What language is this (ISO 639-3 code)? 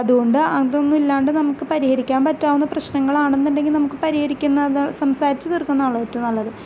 mal